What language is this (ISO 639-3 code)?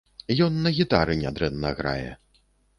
bel